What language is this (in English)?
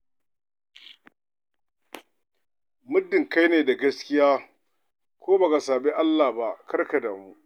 Hausa